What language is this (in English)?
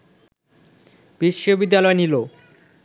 Bangla